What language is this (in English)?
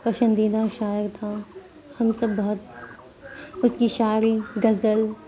Urdu